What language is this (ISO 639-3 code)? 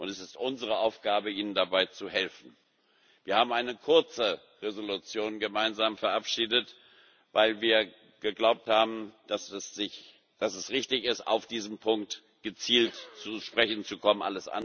deu